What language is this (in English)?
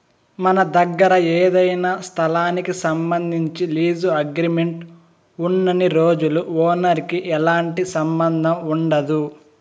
Telugu